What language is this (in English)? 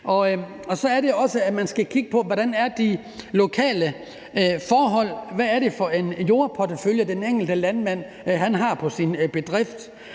Danish